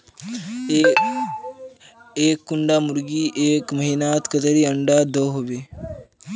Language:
Magahi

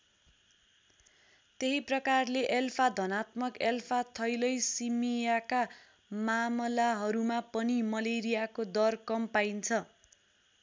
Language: Nepali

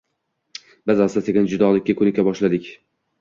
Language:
Uzbek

